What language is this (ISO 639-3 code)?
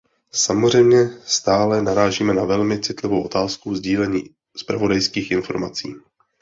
ces